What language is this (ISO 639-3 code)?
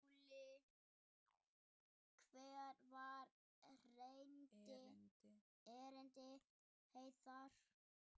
isl